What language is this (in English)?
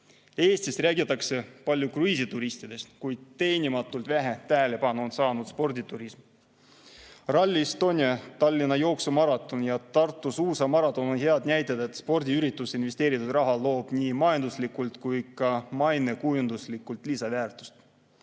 Estonian